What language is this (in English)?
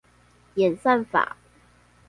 Chinese